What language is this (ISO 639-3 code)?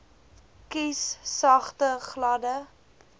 afr